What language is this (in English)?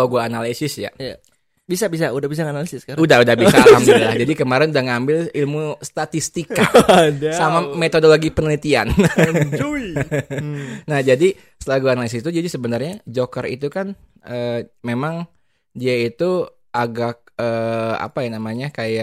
Indonesian